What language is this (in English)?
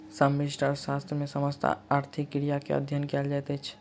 Maithili